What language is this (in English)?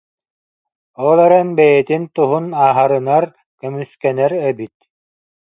Yakut